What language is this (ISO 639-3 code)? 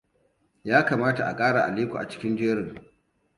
hau